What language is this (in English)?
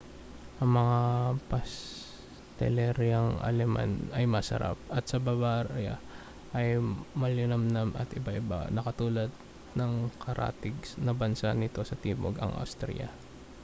Filipino